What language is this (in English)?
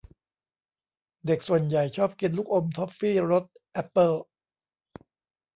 Thai